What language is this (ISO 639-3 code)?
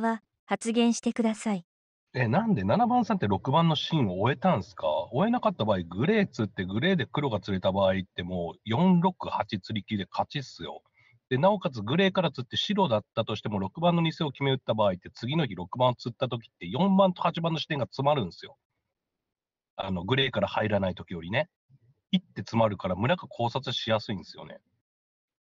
jpn